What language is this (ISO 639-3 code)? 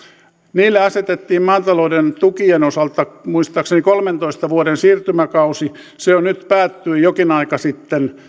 fin